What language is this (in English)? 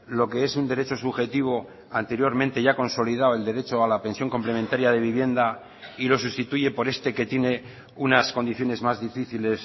Spanish